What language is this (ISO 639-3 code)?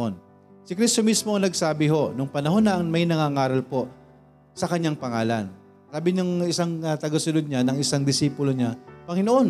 fil